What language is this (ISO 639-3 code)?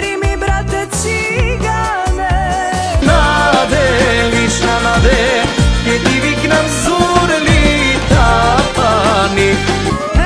ron